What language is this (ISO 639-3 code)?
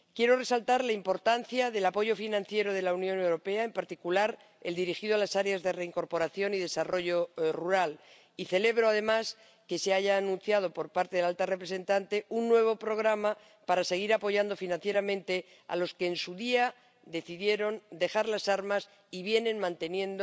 spa